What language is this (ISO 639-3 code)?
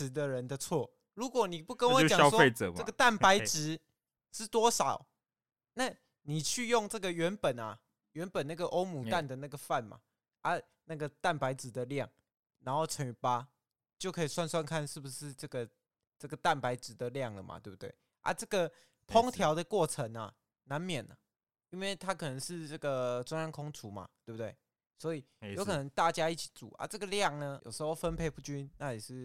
zho